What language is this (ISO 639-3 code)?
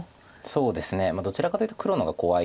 jpn